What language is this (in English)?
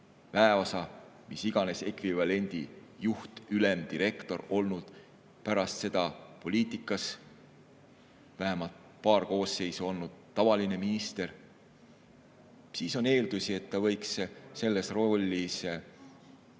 Estonian